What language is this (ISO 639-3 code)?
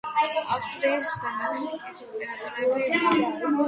kat